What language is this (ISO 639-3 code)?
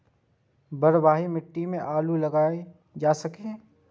mai